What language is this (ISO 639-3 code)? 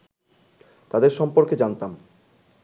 ben